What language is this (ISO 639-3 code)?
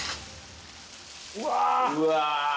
jpn